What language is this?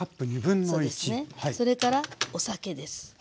Japanese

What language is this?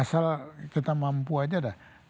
Indonesian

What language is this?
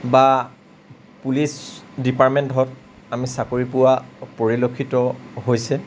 Assamese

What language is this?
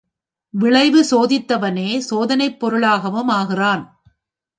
Tamil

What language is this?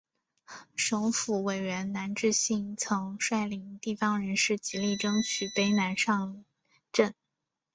Chinese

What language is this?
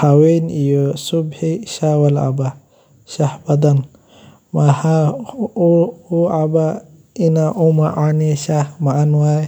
Somali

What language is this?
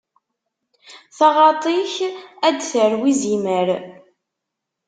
Kabyle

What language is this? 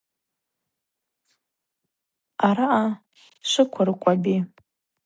Abaza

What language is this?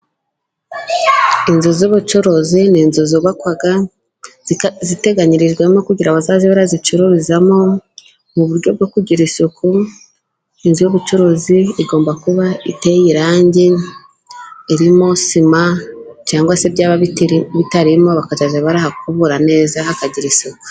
Kinyarwanda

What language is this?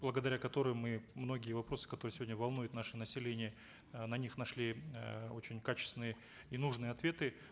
Kazakh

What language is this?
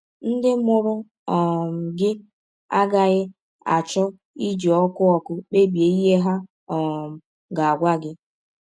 Igbo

